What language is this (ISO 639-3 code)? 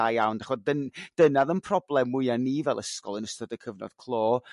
cym